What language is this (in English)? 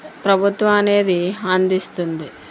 Telugu